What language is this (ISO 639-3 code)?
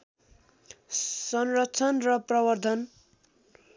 nep